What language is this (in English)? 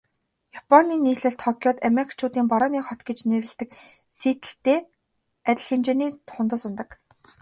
Mongolian